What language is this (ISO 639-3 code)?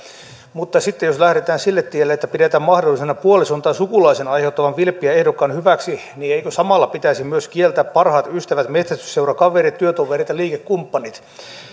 fin